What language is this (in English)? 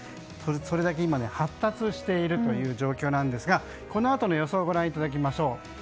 Japanese